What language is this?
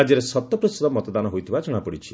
Odia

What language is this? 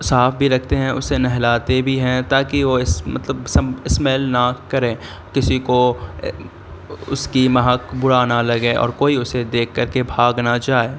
Urdu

